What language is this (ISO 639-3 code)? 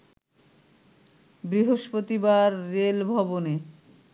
ben